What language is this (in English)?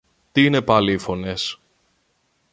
Greek